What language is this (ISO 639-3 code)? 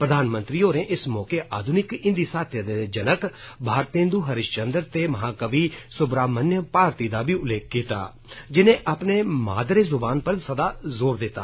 doi